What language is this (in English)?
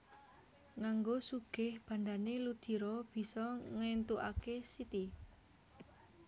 Javanese